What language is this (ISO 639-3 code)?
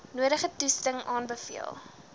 afr